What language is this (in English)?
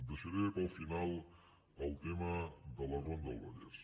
Catalan